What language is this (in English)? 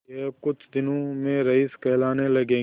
Hindi